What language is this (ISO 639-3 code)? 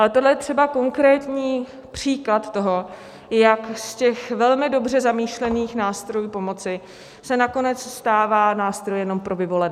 ces